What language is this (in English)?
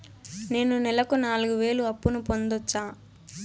Telugu